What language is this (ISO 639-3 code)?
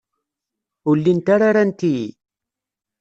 kab